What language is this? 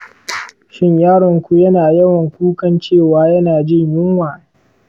Hausa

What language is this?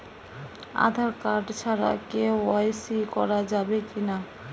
Bangla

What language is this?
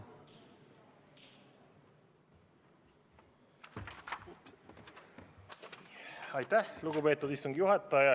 Estonian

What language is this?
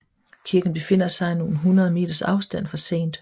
Danish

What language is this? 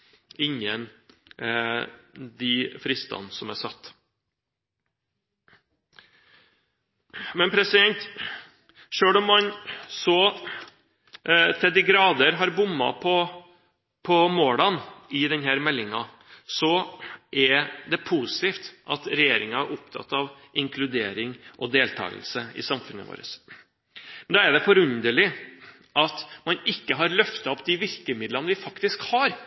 Norwegian Bokmål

